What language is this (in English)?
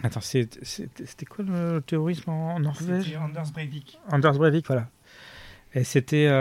French